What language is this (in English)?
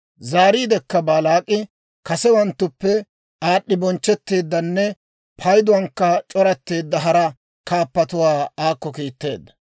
Dawro